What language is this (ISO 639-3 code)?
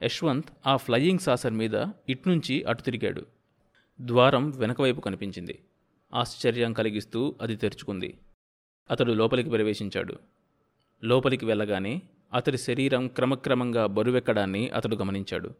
tel